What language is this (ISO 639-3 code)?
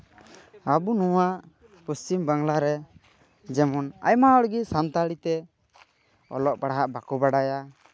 sat